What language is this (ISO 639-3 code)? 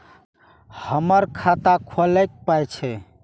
mai